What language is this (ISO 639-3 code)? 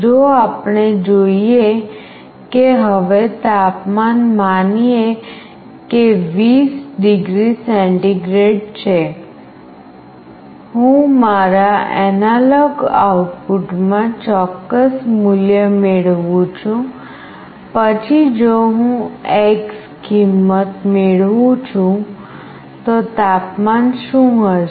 guj